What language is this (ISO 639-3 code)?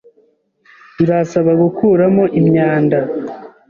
kin